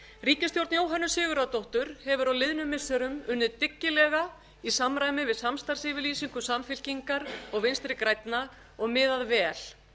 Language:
Icelandic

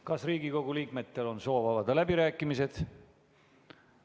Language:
Estonian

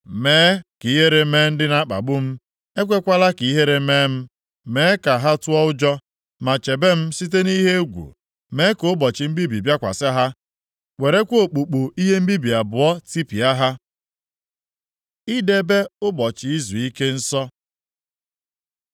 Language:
Igbo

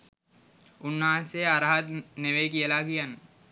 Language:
Sinhala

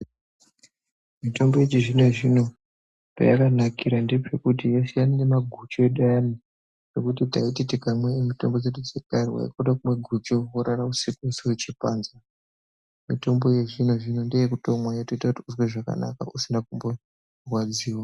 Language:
Ndau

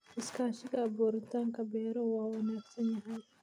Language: Somali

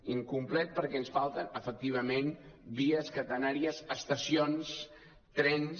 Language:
Catalan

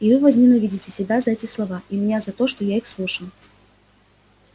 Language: Russian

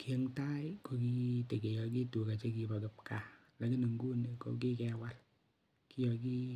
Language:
Kalenjin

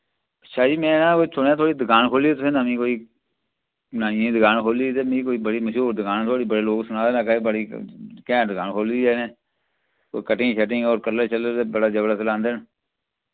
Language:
Dogri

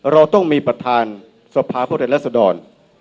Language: Thai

